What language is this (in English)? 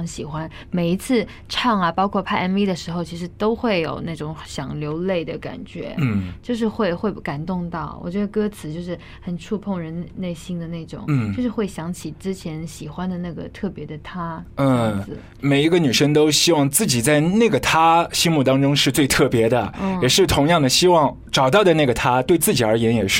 Chinese